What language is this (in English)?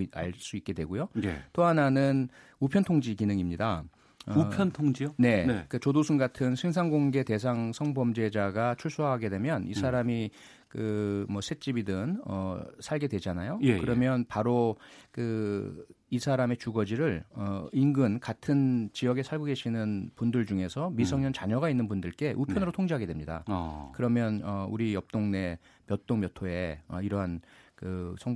Korean